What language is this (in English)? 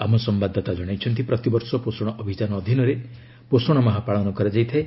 Odia